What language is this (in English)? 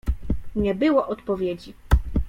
Polish